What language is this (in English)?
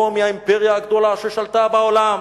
Hebrew